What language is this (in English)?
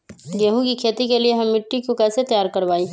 Magahi